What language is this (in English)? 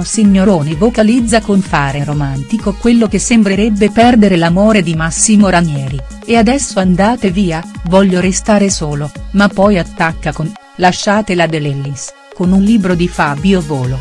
Italian